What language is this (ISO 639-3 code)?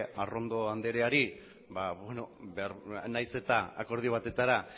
eus